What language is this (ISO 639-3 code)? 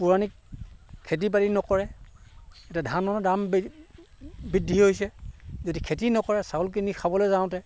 asm